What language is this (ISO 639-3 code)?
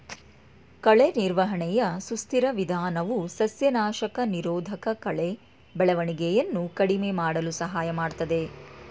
kan